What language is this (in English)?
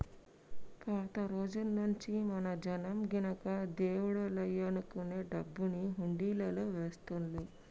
Telugu